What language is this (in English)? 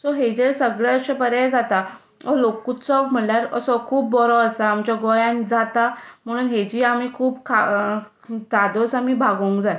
Konkani